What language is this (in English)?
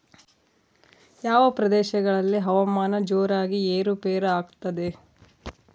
Kannada